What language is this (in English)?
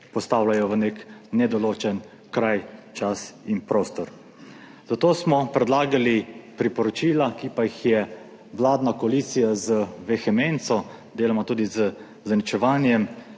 Slovenian